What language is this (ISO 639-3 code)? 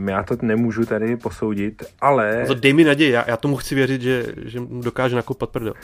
ces